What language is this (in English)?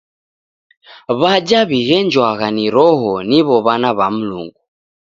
Taita